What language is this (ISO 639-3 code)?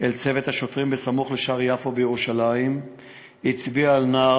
heb